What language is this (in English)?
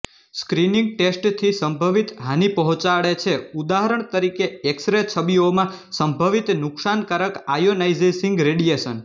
Gujarati